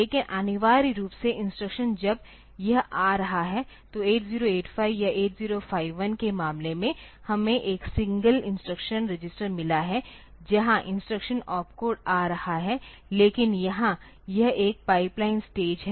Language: Hindi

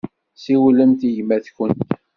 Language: Kabyle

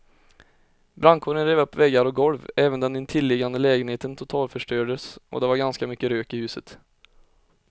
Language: Swedish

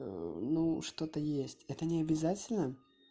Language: Russian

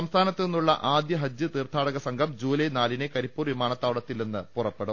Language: Malayalam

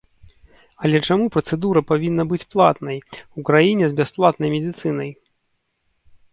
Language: Belarusian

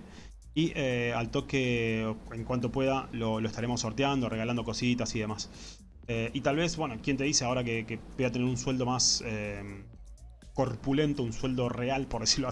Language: Spanish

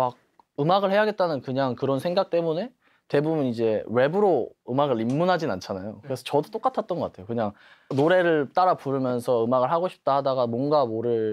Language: Korean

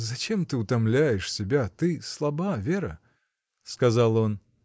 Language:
Russian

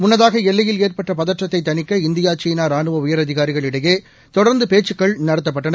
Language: Tamil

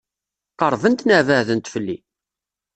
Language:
Kabyle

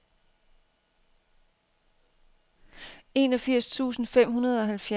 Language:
Danish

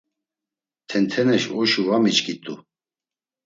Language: Laz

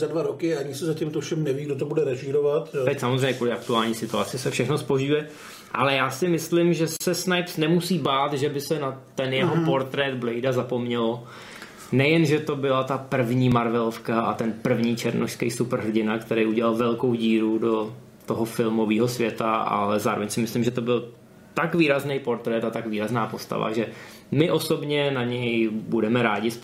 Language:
Czech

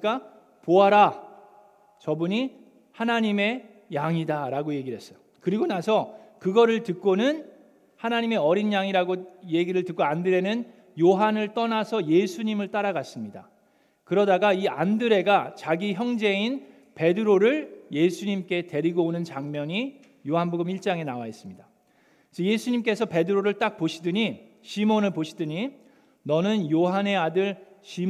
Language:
Korean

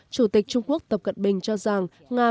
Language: Vietnamese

